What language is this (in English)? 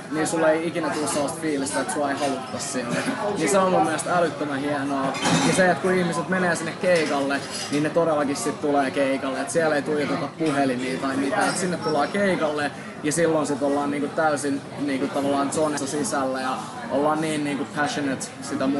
Finnish